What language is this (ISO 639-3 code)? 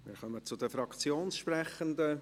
gsw